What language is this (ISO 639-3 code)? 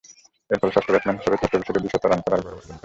ben